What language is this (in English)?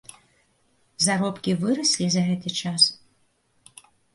Belarusian